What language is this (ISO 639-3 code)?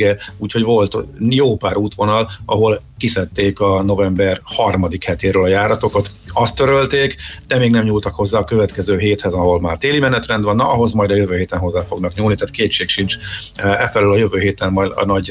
hun